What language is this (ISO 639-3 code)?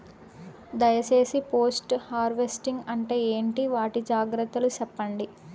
tel